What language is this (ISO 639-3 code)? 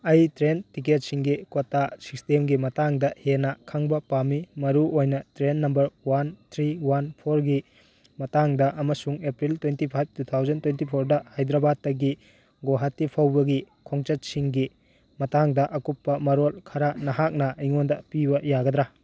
mni